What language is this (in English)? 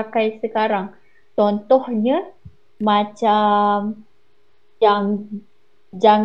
Malay